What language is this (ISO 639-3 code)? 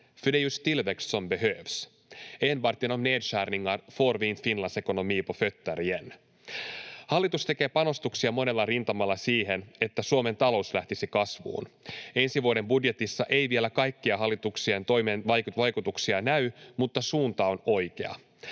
fin